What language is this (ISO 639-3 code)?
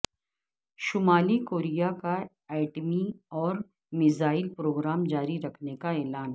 urd